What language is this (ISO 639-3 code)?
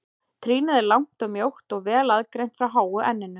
isl